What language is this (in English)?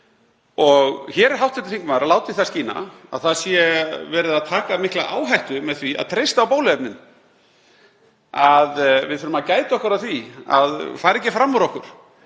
Icelandic